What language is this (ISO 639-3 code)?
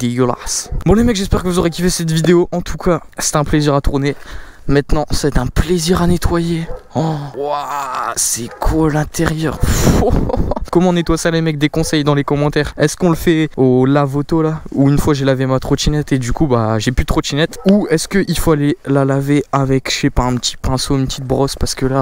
fra